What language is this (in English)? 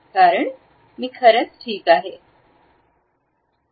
Marathi